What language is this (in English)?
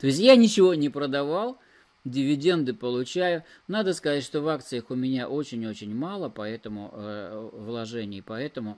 Russian